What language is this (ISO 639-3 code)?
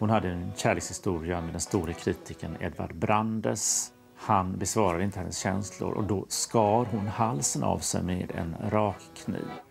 swe